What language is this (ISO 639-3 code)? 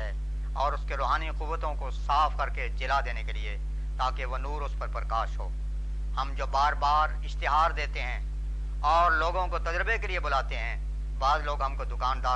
urd